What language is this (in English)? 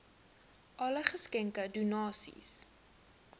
Afrikaans